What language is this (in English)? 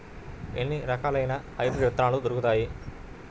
Telugu